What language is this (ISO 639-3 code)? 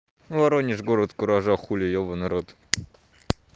rus